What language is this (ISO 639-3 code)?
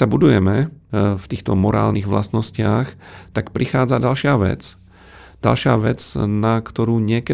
slk